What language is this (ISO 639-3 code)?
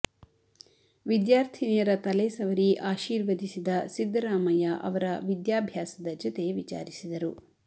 kan